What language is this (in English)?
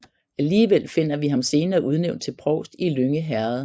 Danish